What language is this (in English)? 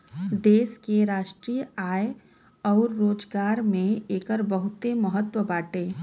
Bhojpuri